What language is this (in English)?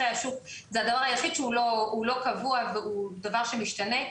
Hebrew